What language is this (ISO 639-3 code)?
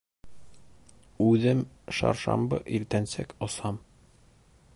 bak